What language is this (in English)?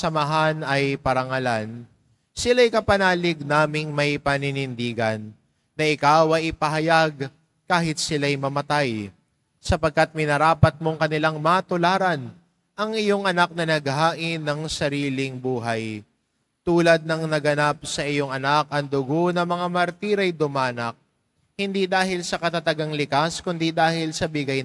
Filipino